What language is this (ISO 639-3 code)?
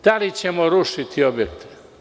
srp